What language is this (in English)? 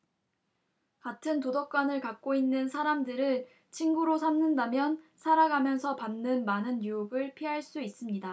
Korean